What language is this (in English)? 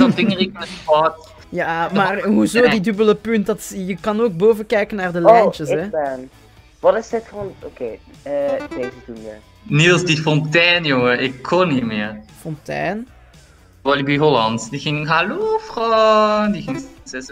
Dutch